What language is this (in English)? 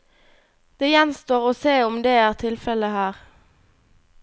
Norwegian